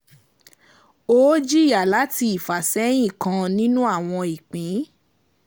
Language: Yoruba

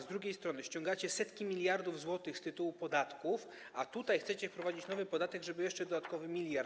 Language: Polish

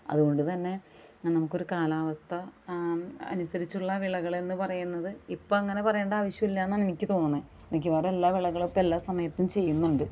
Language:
Malayalam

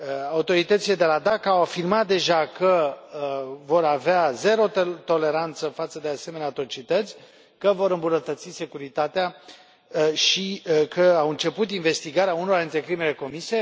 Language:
Romanian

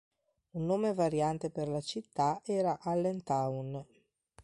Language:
Italian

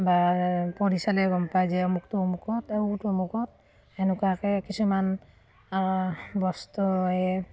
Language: Assamese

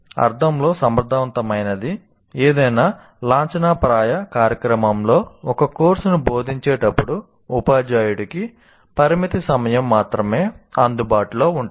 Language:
Telugu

